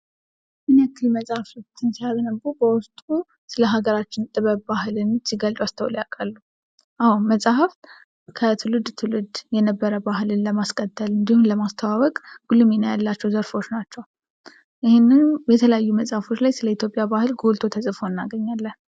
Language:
Amharic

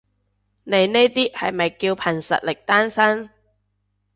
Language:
Cantonese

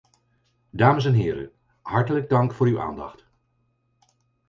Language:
Dutch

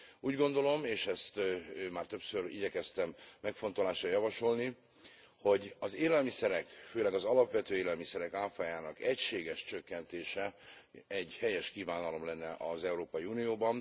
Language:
Hungarian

